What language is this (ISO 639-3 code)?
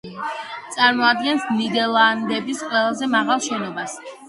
kat